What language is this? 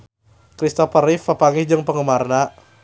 Sundanese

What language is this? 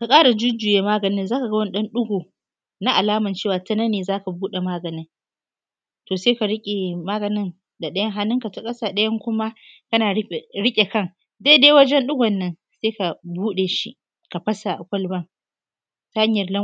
Hausa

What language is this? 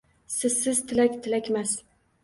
Uzbek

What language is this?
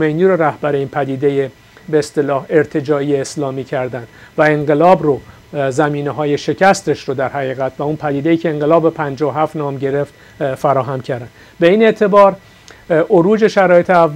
Persian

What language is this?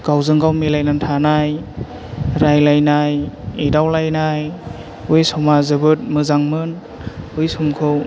Bodo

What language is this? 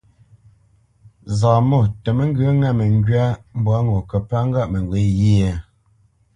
Bamenyam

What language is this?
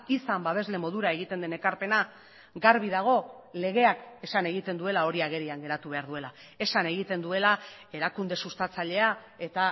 Basque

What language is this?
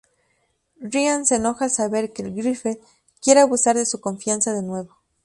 Spanish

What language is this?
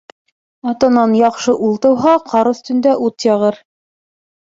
Bashkir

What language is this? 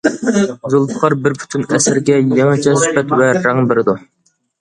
Uyghur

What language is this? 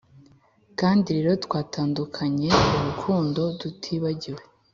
Kinyarwanda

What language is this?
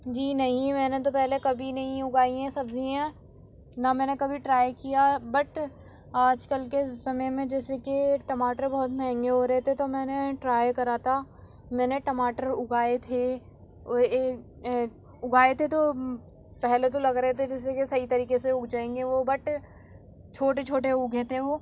Urdu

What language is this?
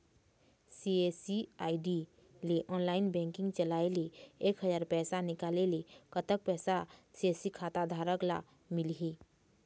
Chhattisgarhi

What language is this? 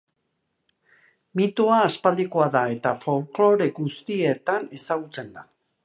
Basque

